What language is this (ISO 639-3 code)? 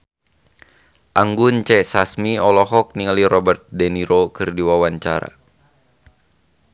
sun